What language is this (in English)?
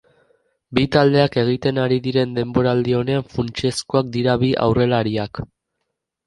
Basque